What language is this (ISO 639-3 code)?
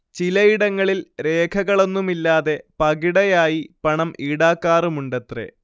mal